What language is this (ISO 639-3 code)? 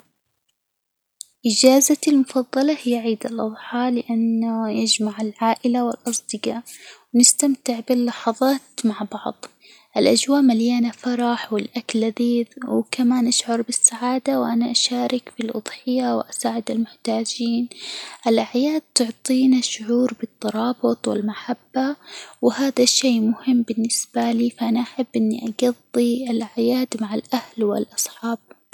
acw